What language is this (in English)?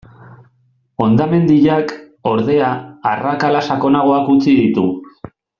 Basque